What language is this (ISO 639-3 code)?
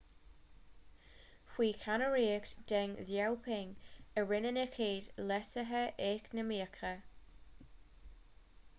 gle